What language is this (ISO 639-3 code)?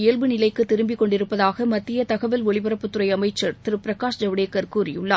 tam